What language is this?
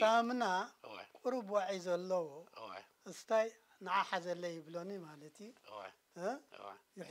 Arabic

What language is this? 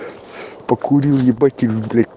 Russian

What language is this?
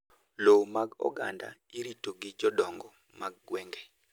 Luo (Kenya and Tanzania)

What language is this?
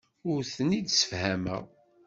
Kabyle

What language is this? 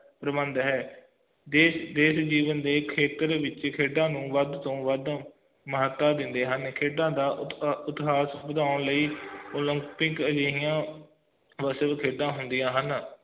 Punjabi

